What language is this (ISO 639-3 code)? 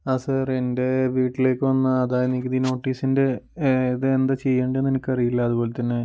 mal